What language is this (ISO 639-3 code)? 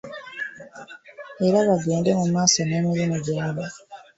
lug